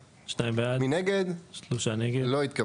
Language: Hebrew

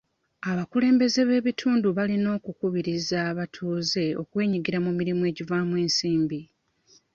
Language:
Ganda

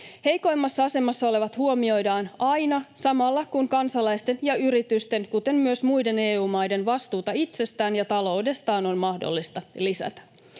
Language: Finnish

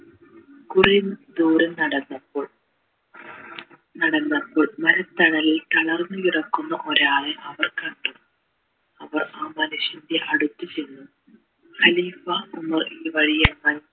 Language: Malayalam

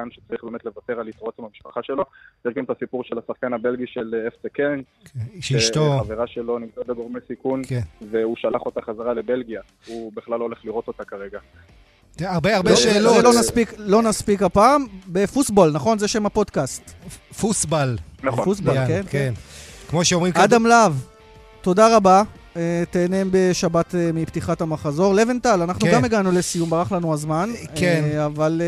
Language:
Hebrew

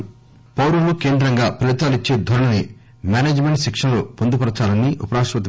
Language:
Telugu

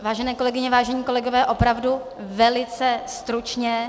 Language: Czech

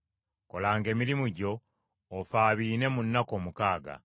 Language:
Ganda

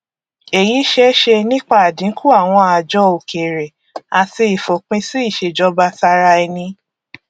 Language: Yoruba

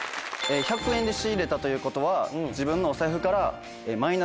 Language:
Japanese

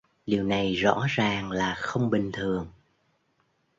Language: Vietnamese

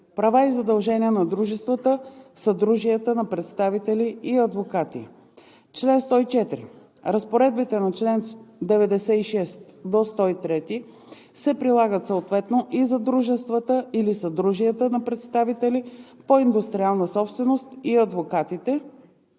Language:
Bulgarian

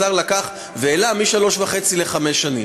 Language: Hebrew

